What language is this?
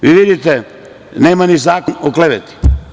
Serbian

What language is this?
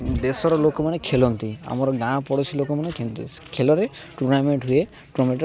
Odia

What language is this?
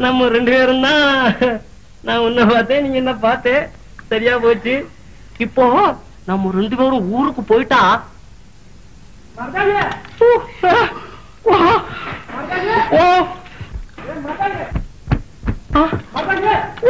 Tamil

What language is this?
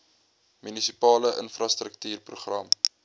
Afrikaans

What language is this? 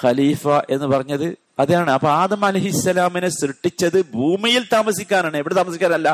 Malayalam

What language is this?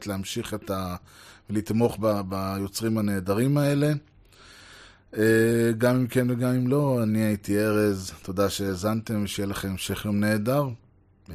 Hebrew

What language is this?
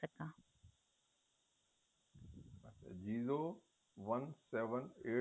Punjabi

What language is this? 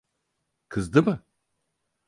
Turkish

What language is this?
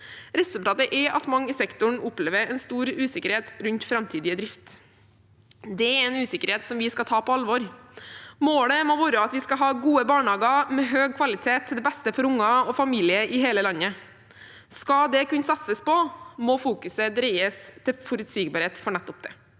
Norwegian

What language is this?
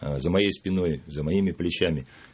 Russian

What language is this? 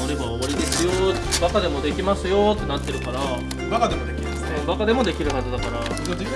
Japanese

